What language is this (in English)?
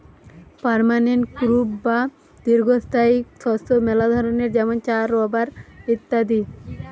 Bangla